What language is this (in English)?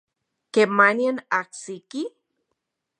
Central Puebla Nahuatl